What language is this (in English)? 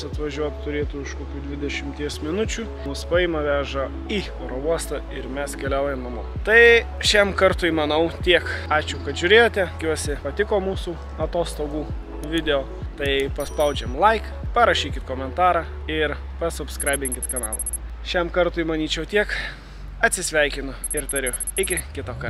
Lithuanian